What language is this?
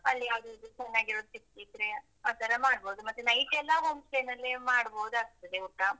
Kannada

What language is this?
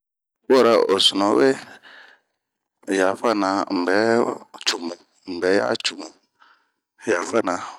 Bomu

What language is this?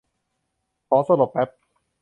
Thai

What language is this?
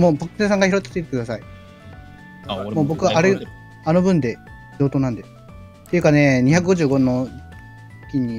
Japanese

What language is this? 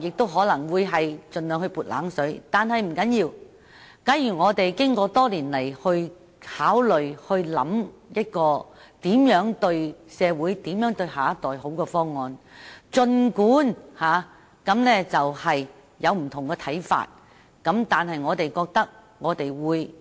Cantonese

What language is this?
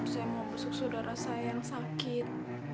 Indonesian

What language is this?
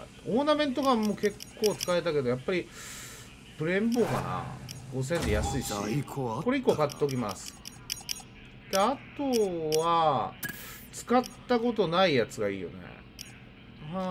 Japanese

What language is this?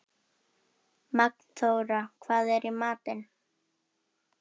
Icelandic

